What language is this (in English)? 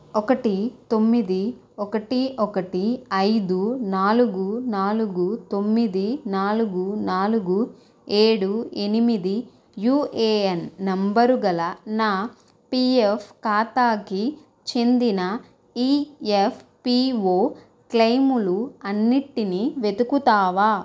Telugu